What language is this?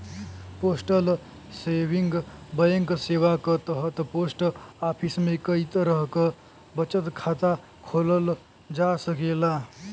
Bhojpuri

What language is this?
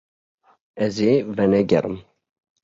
Kurdish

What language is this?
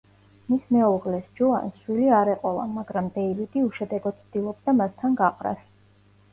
Georgian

